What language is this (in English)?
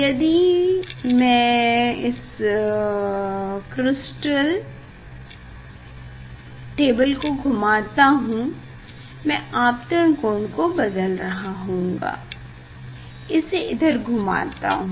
Hindi